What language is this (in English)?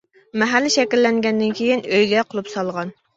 Uyghur